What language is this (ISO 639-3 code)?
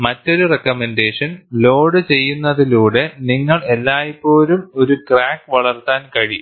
mal